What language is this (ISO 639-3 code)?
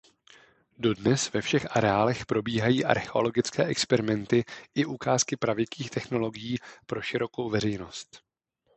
ces